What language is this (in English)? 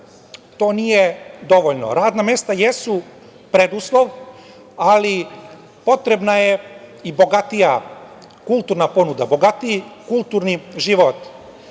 Serbian